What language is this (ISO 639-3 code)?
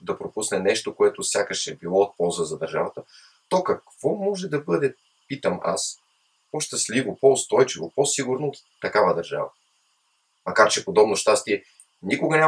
bul